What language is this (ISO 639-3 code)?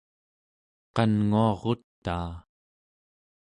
esu